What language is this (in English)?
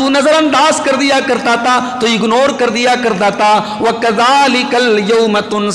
Hindi